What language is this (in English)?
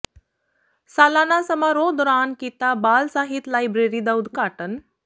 Punjabi